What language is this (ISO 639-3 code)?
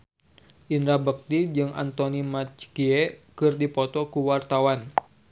sun